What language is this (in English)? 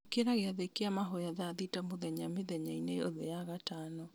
Kikuyu